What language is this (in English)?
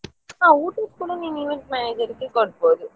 Kannada